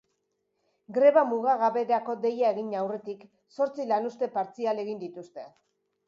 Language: Basque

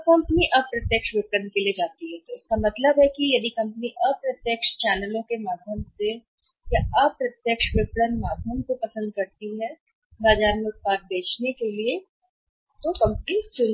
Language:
Hindi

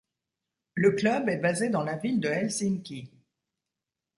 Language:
French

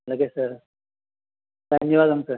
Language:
Telugu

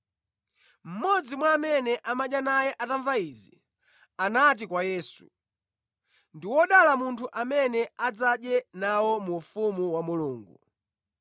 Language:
Nyanja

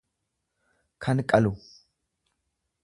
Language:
Oromo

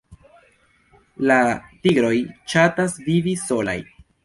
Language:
Esperanto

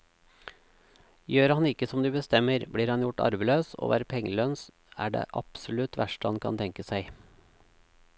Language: Norwegian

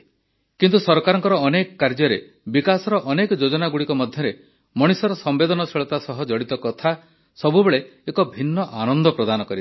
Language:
Odia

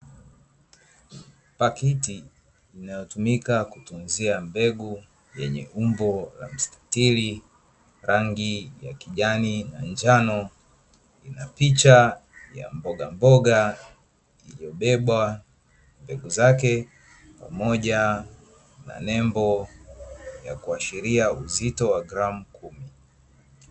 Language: Swahili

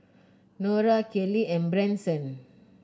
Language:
English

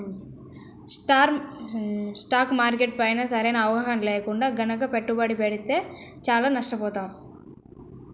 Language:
Telugu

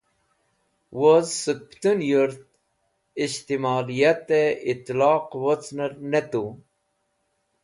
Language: Wakhi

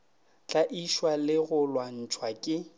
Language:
Northern Sotho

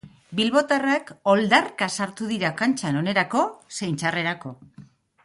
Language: Basque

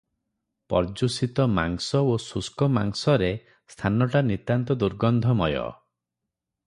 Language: Odia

